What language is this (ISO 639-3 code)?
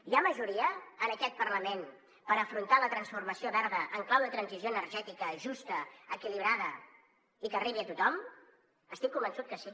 cat